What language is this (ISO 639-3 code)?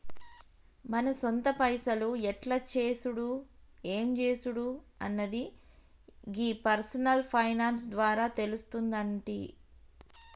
tel